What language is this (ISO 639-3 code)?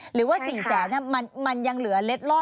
tha